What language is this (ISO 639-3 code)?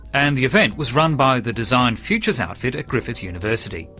eng